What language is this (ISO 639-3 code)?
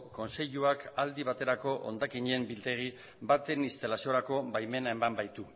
eus